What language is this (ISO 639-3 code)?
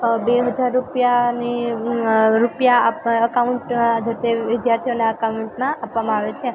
guj